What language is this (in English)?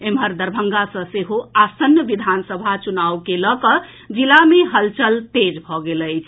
Maithili